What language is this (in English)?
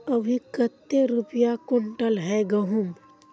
Magahi